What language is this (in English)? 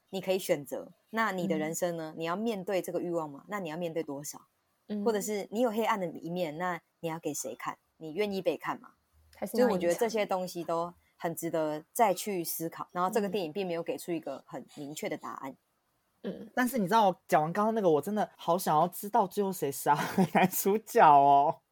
Chinese